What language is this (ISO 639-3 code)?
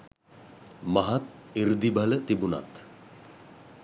sin